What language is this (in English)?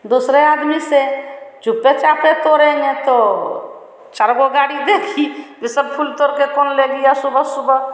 Hindi